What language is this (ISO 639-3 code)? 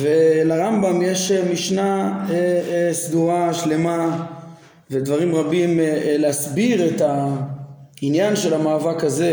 heb